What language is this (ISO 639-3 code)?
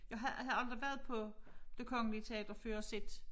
dan